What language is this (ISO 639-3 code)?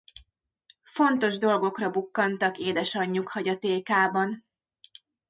hun